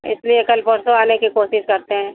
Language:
Hindi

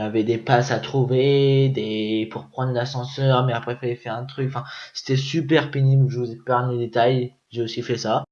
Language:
French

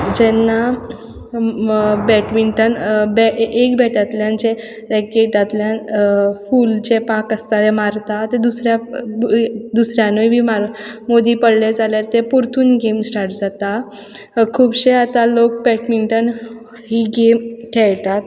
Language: Konkani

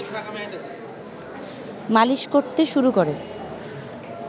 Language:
Bangla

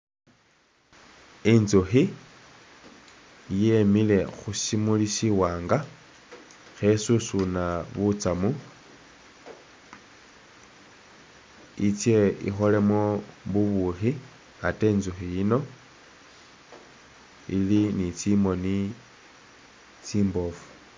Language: Masaaba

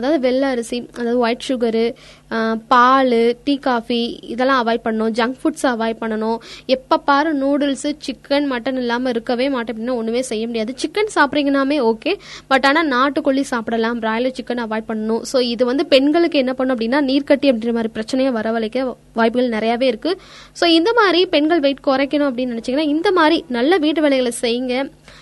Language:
Tamil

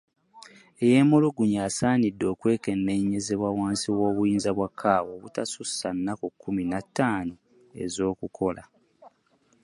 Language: Ganda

